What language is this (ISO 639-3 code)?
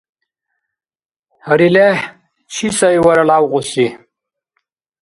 dar